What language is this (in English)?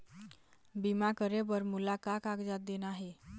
Chhattisgarhi